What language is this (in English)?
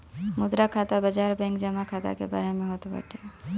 Bhojpuri